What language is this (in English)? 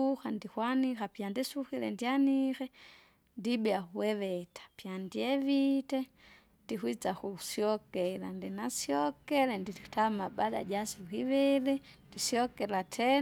Kinga